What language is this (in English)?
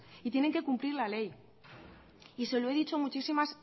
Spanish